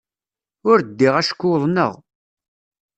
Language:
Kabyle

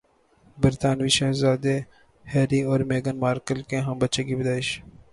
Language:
Urdu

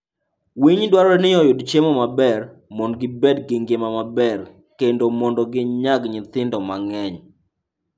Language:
Luo (Kenya and Tanzania)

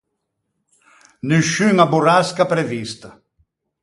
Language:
Ligurian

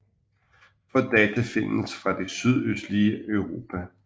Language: Danish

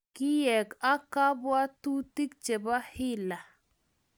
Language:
Kalenjin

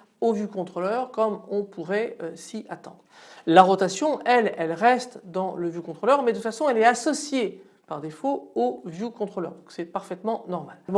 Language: French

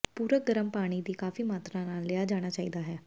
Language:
Punjabi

